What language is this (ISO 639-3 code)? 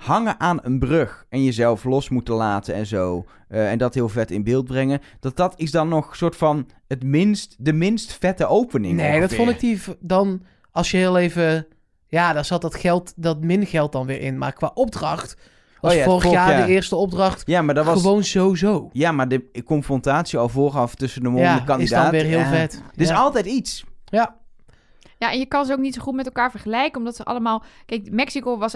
nld